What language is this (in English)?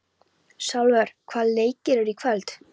Icelandic